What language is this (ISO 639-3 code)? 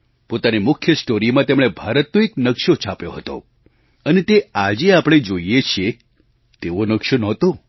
guj